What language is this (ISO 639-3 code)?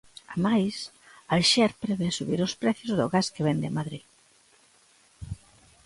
glg